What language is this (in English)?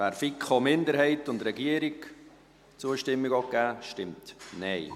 Swiss German